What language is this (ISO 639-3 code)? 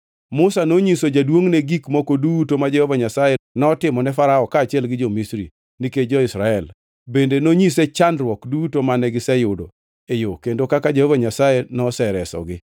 luo